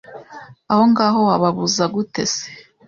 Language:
Kinyarwanda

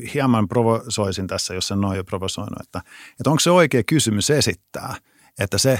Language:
Finnish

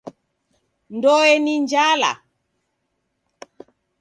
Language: Taita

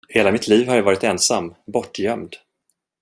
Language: Swedish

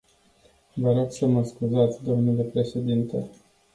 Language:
Romanian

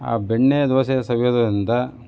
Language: Kannada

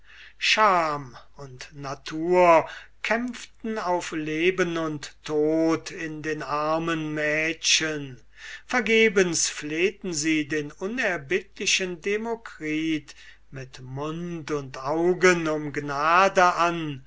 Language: German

